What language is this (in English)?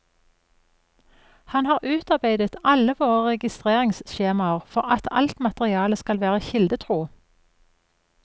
Norwegian